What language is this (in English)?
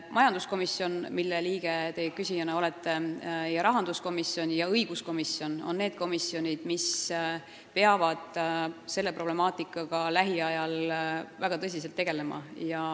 Estonian